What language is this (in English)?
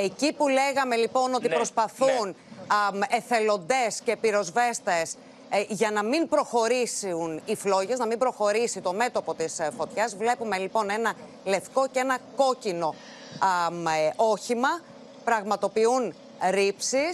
Greek